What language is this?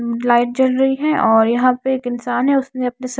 Hindi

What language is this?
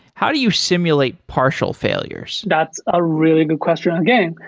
English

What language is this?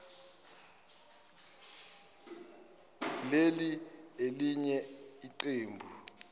Zulu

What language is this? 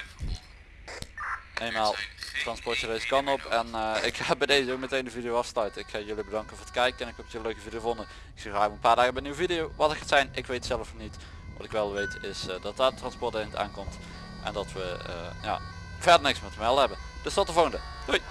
Dutch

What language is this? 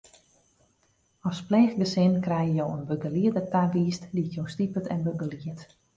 Western Frisian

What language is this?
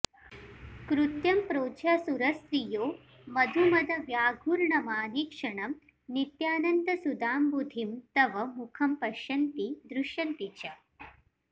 Sanskrit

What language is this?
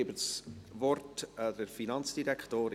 Swiss German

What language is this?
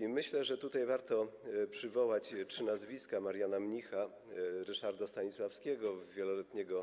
Polish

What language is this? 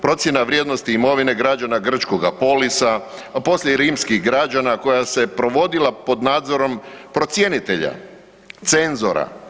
Croatian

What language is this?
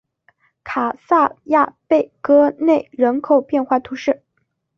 Chinese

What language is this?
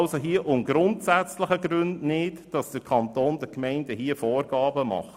Swiss German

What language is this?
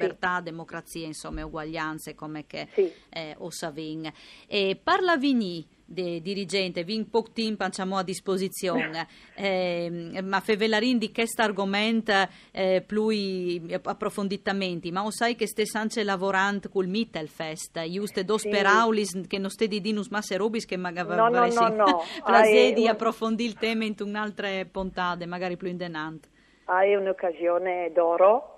Italian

